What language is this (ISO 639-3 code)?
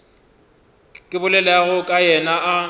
nso